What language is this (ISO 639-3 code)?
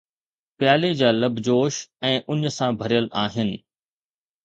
snd